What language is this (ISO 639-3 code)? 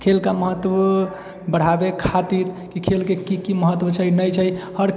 mai